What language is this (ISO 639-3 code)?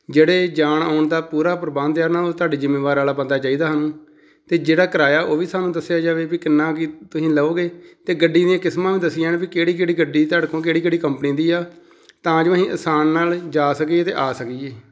pan